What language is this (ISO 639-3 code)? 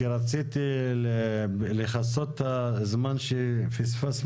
heb